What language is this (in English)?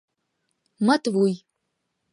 Mari